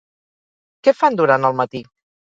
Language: Catalan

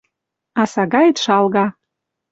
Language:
Western Mari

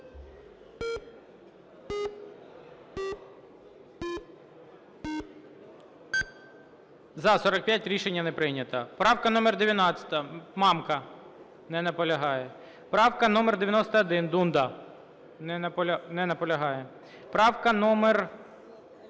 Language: Ukrainian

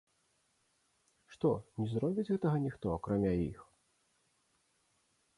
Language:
Belarusian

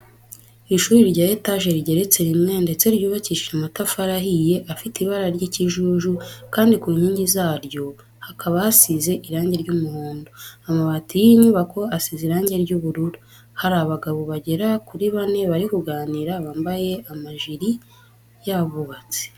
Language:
Kinyarwanda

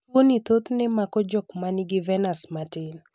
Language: Luo (Kenya and Tanzania)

